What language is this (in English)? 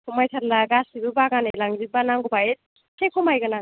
Bodo